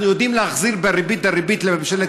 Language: Hebrew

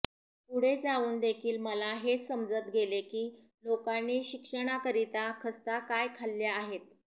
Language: Marathi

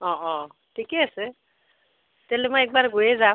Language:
Assamese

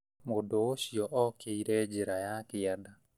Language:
Kikuyu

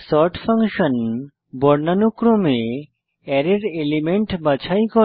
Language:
Bangla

